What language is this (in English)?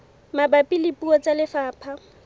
Southern Sotho